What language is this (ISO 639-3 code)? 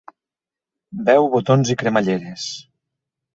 cat